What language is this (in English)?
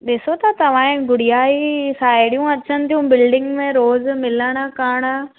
Sindhi